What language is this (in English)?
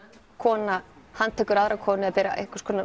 Icelandic